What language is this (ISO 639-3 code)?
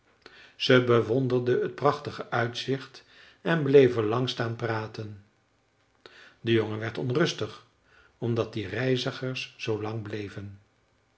nld